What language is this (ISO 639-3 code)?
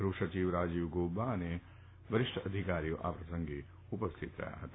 guj